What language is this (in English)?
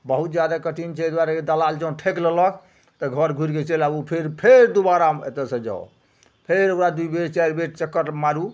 Maithili